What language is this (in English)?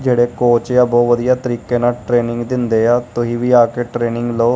Punjabi